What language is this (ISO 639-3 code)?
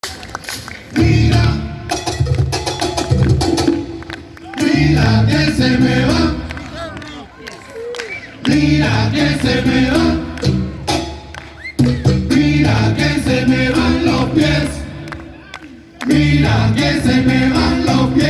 spa